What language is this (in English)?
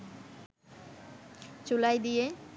Bangla